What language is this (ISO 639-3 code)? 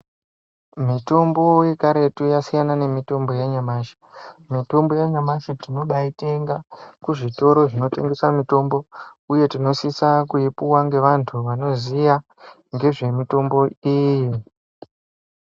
ndc